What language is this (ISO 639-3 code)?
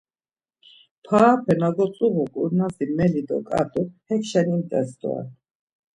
lzz